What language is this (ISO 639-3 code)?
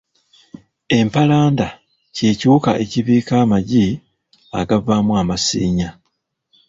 lug